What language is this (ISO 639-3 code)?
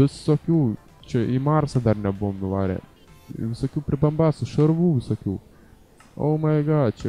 lit